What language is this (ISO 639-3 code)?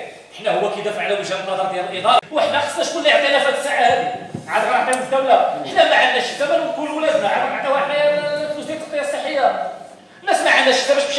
ara